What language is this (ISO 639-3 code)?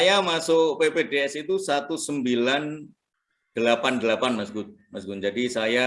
ind